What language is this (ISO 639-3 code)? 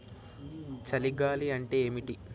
tel